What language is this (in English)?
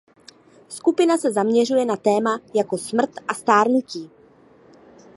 Czech